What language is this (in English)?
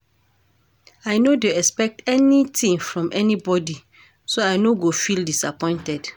Nigerian Pidgin